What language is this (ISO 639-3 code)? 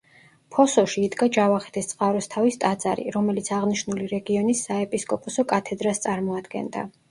kat